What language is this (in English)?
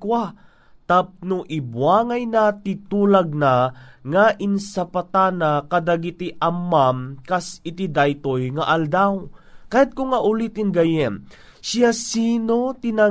Filipino